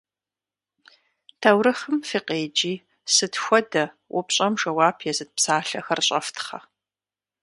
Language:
Kabardian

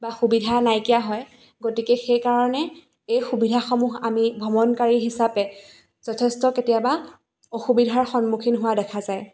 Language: Assamese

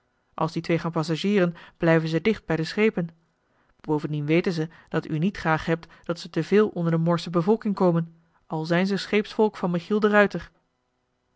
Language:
Dutch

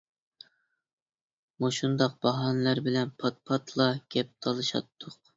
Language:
Uyghur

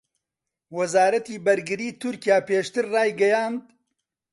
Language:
Central Kurdish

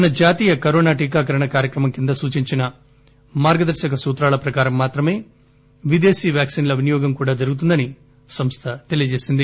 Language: Telugu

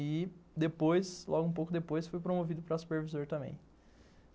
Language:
Portuguese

